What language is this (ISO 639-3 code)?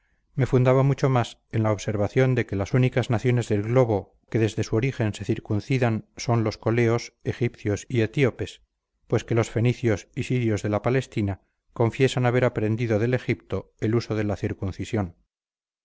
spa